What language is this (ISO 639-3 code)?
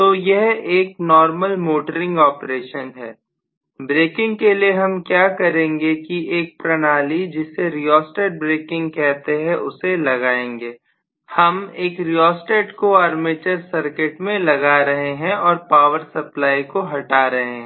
hin